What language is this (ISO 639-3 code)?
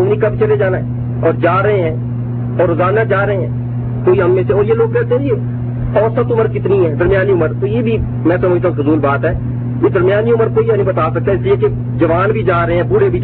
urd